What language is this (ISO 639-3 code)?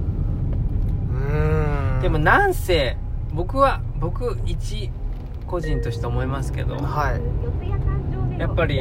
jpn